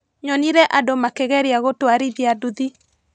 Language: Kikuyu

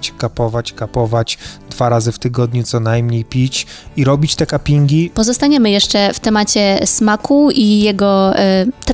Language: Polish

